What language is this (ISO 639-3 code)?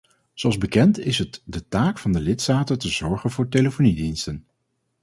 nld